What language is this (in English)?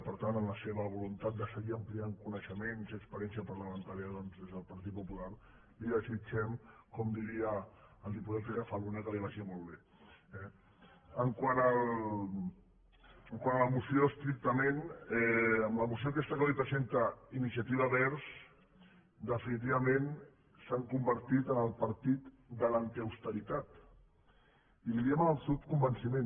Catalan